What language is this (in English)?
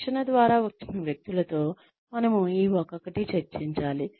Telugu